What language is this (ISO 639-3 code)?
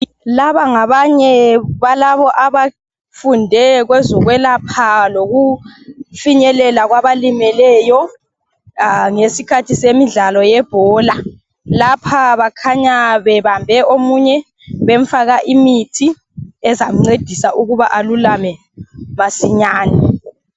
nde